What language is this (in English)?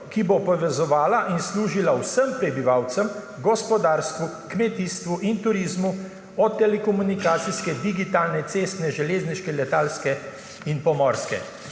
Slovenian